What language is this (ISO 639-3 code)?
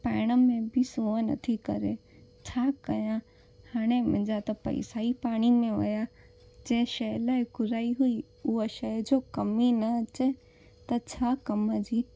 snd